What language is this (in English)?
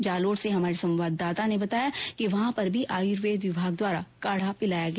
Hindi